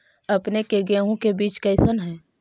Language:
Magahi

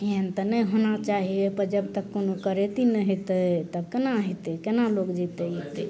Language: Maithili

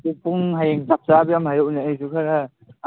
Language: Manipuri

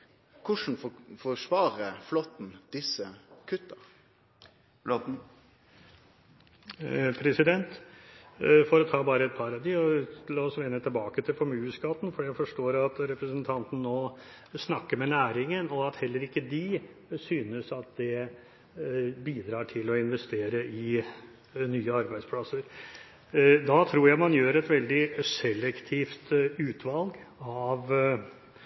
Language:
Norwegian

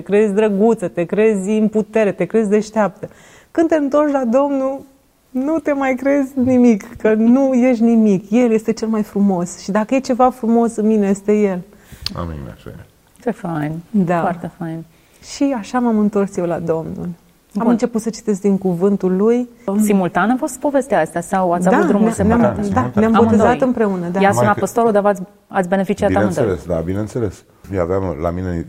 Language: Romanian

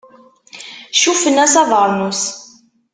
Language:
Kabyle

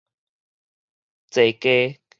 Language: Min Nan Chinese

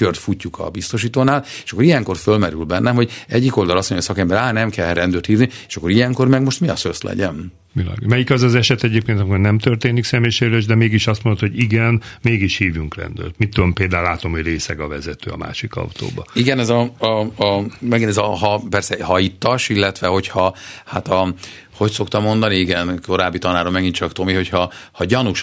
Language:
Hungarian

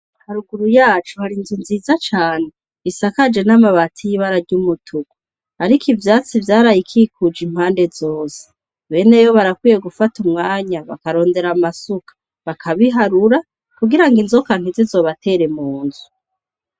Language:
Rundi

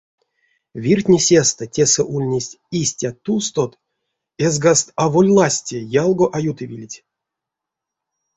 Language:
Erzya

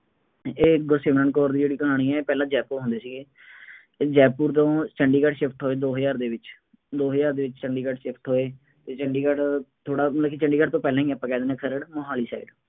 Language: Punjabi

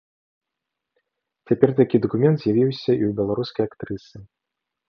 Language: Belarusian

